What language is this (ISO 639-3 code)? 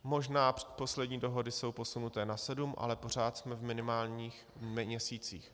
ces